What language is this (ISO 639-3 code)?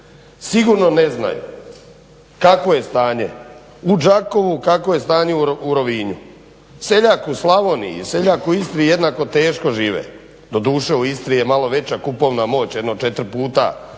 hrv